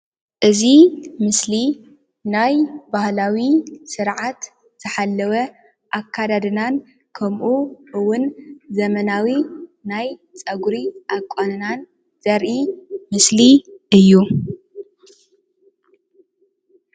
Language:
Tigrinya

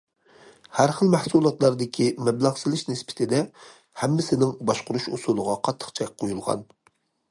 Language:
Uyghur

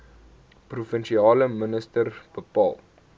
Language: Afrikaans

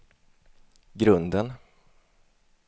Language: Swedish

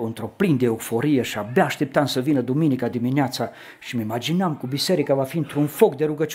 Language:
Romanian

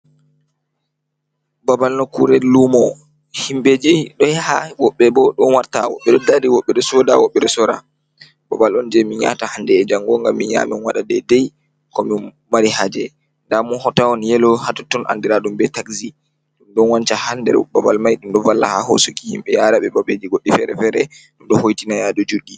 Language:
Fula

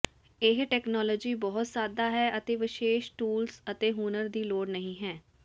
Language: Punjabi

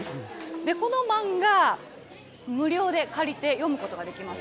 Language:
Japanese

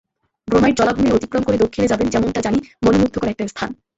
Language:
Bangla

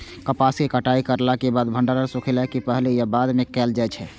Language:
Maithili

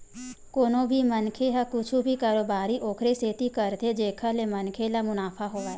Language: Chhattisgarhi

